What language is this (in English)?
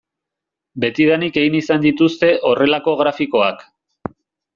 Basque